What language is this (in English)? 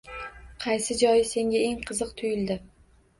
Uzbek